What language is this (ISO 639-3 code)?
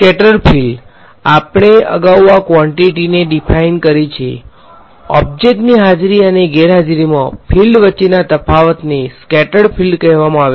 guj